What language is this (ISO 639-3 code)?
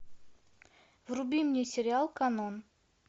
rus